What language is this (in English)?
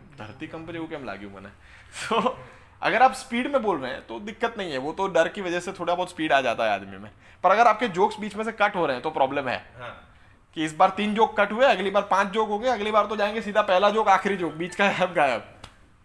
Hindi